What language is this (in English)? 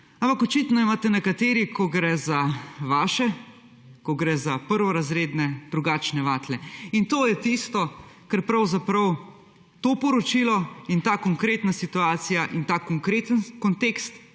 Slovenian